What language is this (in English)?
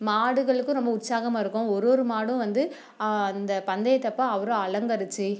Tamil